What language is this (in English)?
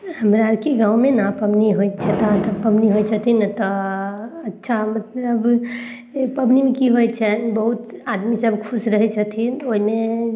Maithili